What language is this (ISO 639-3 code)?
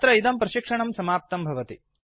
san